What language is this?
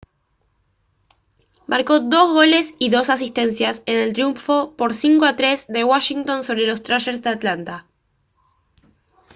Spanish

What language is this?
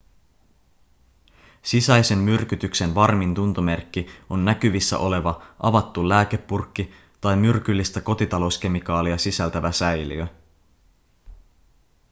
Finnish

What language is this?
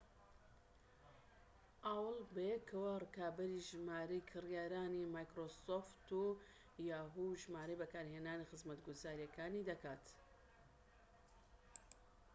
Central Kurdish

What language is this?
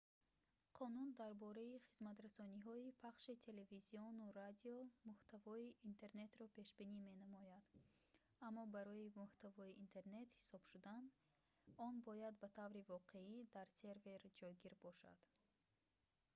Tajik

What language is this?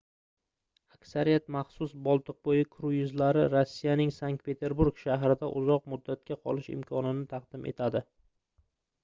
Uzbek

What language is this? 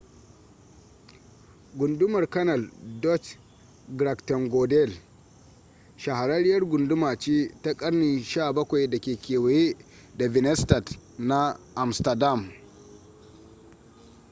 Hausa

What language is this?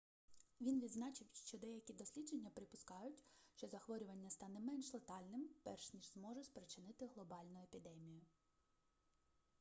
Ukrainian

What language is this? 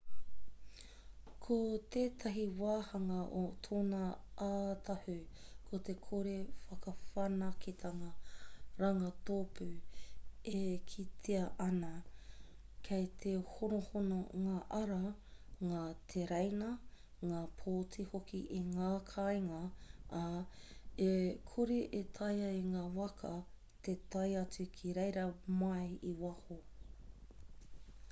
Māori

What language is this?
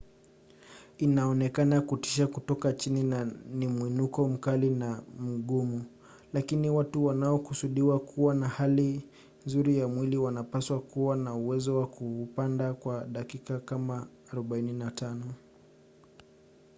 Swahili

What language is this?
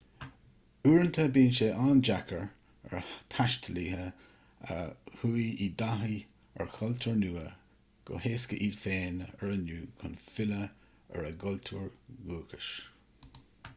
Irish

